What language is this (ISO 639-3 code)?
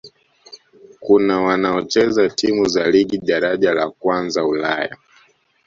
swa